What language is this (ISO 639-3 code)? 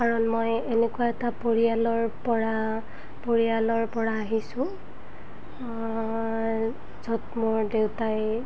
asm